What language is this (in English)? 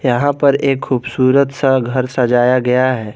Hindi